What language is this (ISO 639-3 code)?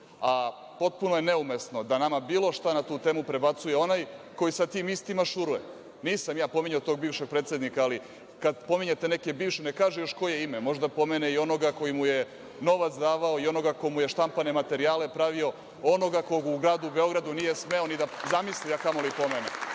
srp